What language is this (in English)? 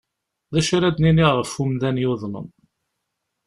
Kabyle